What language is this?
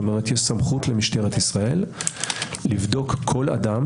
Hebrew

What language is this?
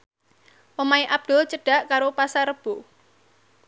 Javanese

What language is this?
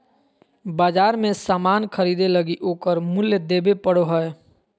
Magahi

